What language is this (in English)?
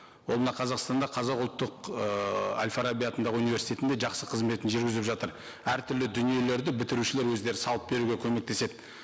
Kazakh